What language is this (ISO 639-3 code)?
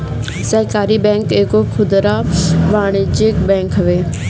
bho